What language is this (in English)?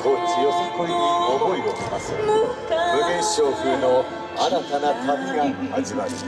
Japanese